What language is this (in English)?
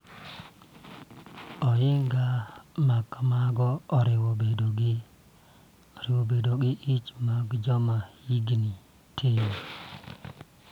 Luo (Kenya and Tanzania)